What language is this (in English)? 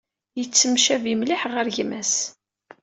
Kabyle